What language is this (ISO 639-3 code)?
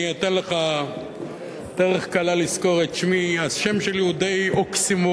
heb